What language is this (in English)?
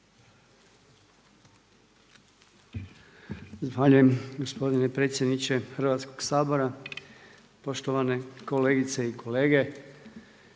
Croatian